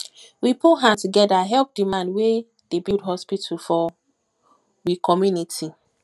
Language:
Nigerian Pidgin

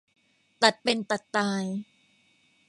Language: Thai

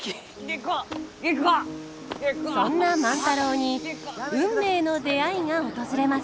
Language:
Japanese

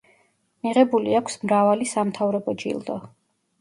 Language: Georgian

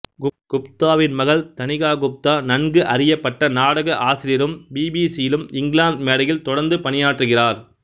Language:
Tamil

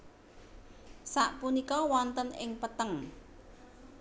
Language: Javanese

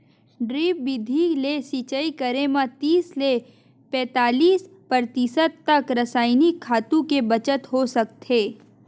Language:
Chhattisgarhi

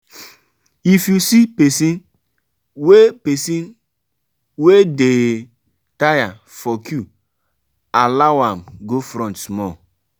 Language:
Nigerian Pidgin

